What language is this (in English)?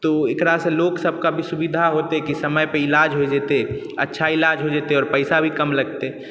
Maithili